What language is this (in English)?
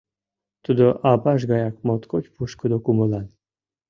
Mari